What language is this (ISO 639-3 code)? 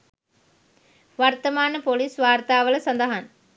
sin